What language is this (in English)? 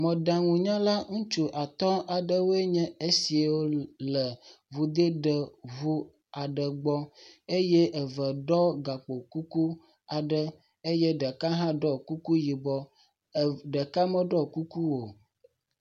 Ewe